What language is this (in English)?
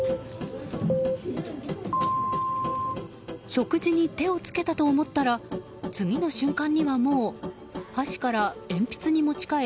Japanese